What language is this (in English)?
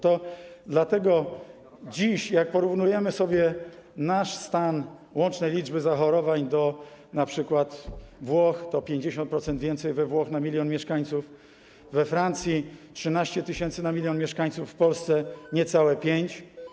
Polish